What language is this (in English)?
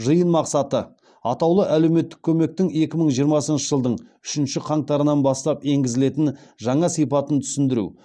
Kazakh